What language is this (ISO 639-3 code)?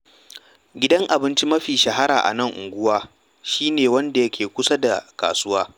hau